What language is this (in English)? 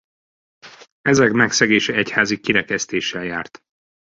Hungarian